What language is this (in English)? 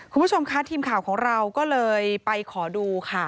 Thai